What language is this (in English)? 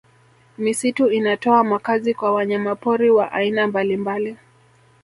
Swahili